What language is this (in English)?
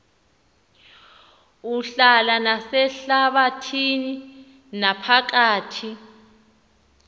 Xhosa